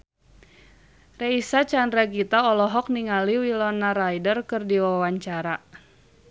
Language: Sundanese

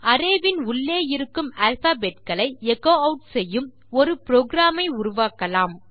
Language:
Tamil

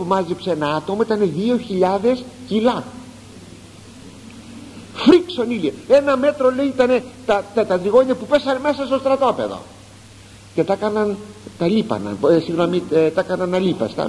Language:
Greek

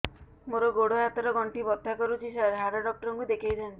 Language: Odia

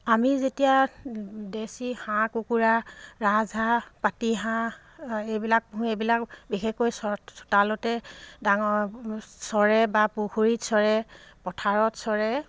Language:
Assamese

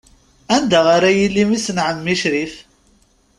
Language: Kabyle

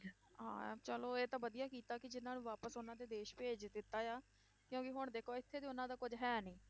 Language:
Punjabi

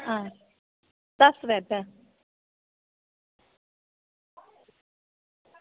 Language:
Dogri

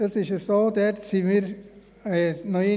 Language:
Swiss German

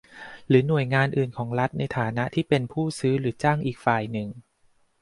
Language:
Thai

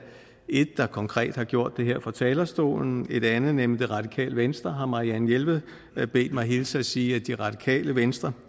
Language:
Danish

